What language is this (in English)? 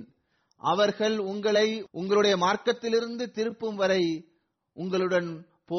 Tamil